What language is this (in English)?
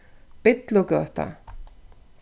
Faroese